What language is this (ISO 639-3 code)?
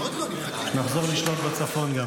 heb